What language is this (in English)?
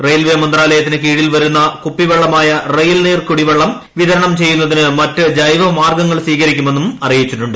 Malayalam